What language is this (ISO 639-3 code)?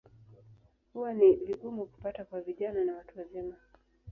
swa